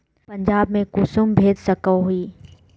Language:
Magahi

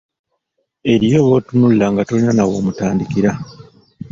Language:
Ganda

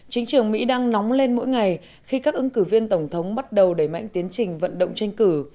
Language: Vietnamese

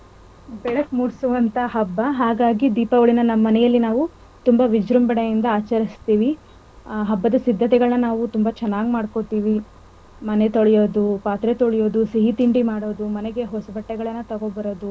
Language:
Kannada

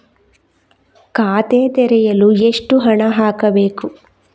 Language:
Kannada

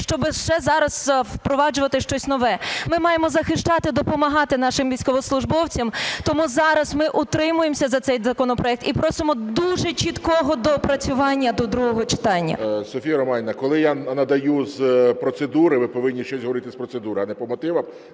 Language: Ukrainian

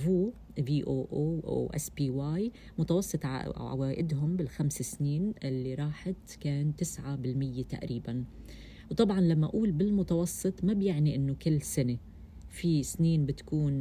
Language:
Arabic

